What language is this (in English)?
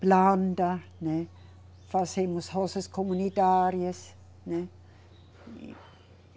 Portuguese